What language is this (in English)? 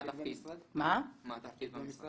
Hebrew